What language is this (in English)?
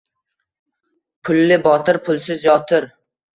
Uzbek